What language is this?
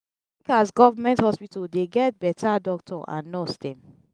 Nigerian Pidgin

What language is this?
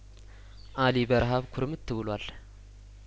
Amharic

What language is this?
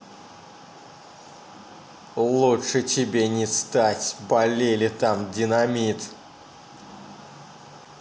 Russian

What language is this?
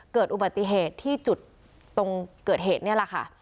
Thai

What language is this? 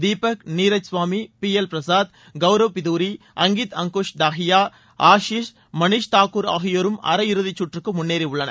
Tamil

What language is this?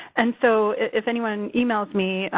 English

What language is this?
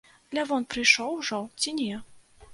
Belarusian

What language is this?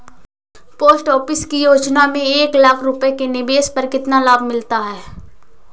Hindi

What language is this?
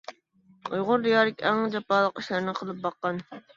Uyghur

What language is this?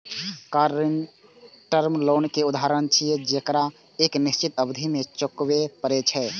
Maithili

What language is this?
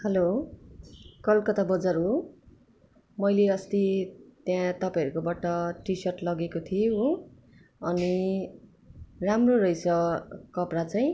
Nepali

